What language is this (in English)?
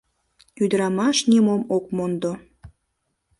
Mari